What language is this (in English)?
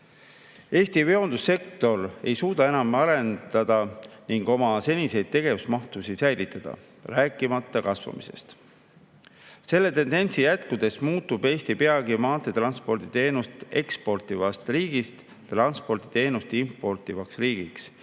Estonian